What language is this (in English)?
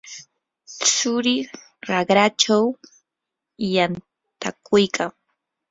Yanahuanca Pasco Quechua